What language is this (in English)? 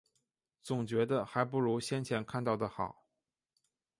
Chinese